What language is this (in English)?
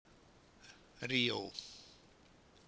Icelandic